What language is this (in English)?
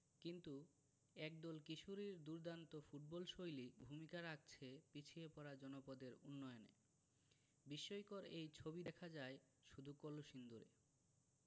Bangla